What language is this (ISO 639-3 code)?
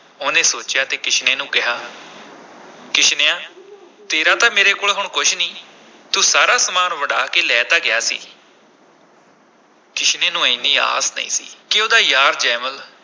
pan